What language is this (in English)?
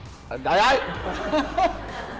Vietnamese